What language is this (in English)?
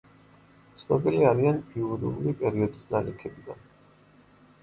Georgian